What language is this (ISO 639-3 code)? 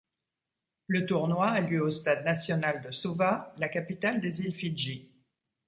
fra